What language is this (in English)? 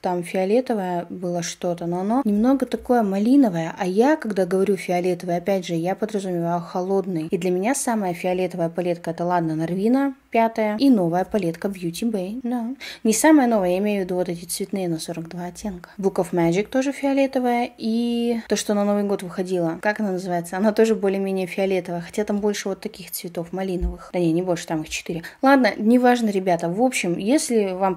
Russian